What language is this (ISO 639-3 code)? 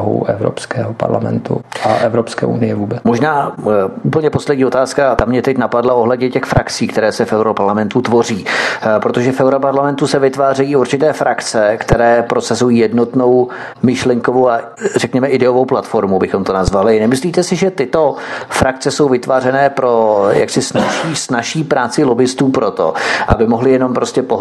ces